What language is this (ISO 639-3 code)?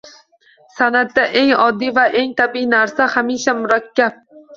uzb